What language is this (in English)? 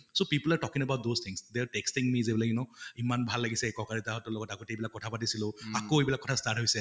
Assamese